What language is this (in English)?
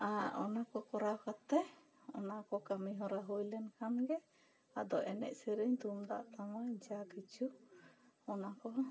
Santali